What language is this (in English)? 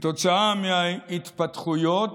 Hebrew